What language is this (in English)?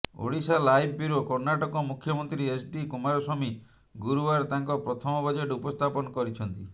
Odia